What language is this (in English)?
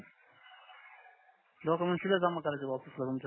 Marathi